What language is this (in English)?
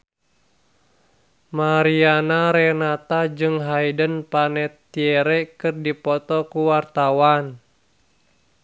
Sundanese